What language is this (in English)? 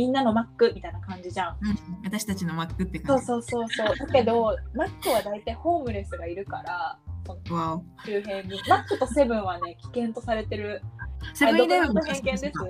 Japanese